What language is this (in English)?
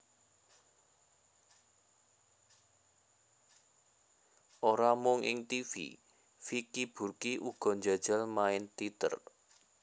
Javanese